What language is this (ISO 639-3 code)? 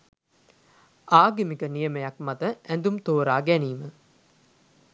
sin